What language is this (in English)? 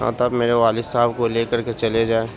Urdu